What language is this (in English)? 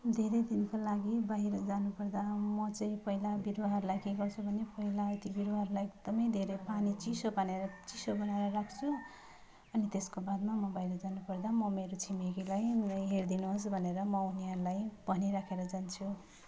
Nepali